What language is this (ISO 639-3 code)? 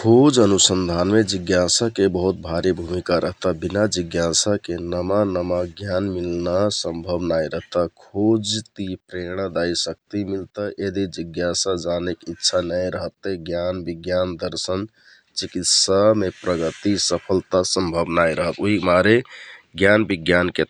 tkt